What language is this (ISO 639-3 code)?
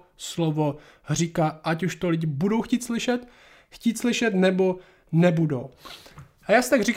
ces